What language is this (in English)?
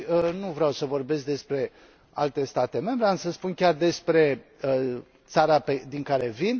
Romanian